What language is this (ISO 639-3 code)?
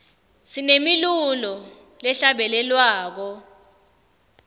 ssw